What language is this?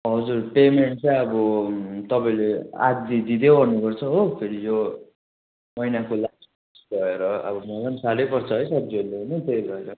Nepali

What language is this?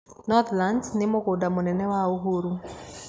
Kikuyu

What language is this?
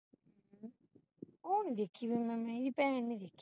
Punjabi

